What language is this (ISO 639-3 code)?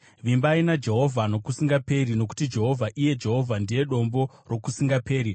sna